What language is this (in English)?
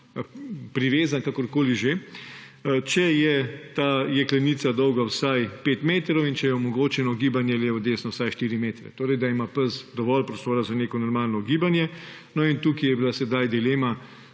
Slovenian